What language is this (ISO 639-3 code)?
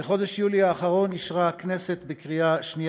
heb